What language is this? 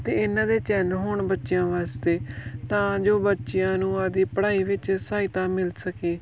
Punjabi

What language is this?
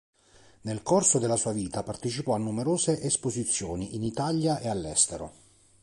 Italian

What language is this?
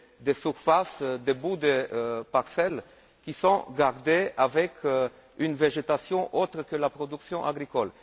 French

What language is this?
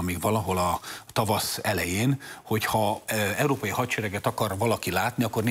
Hungarian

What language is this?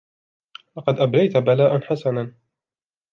Arabic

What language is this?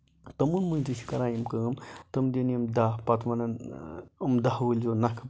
Kashmiri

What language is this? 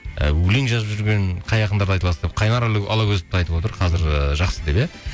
Kazakh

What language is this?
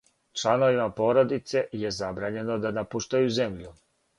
Serbian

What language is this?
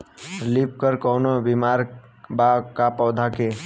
Bhojpuri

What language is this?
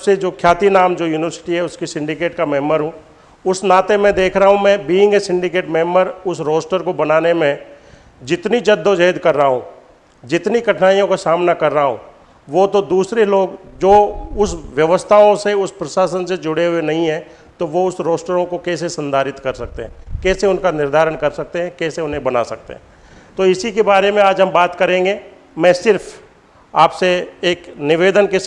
Hindi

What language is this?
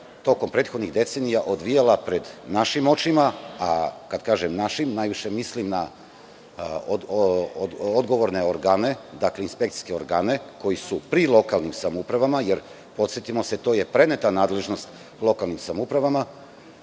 Serbian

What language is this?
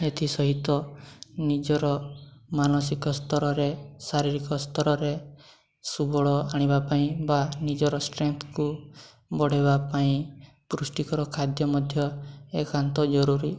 Odia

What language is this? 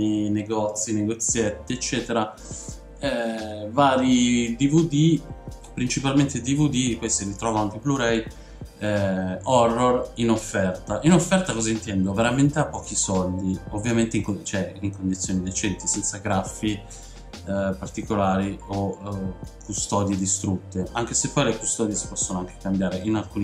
Italian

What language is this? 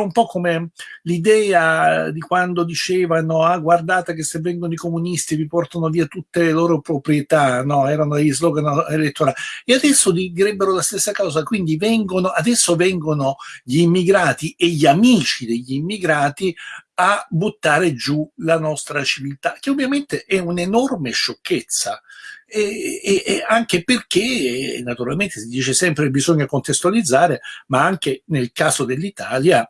Italian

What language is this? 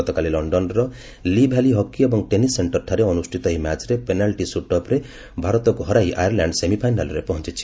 Odia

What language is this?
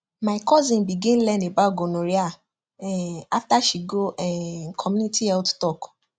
Nigerian Pidgin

